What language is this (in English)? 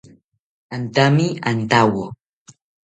South Ucayali Ashéninka